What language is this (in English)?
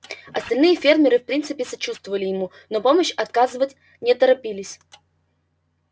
Russian